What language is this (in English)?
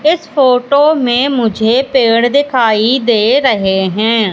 Hindi